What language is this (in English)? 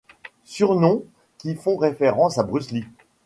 French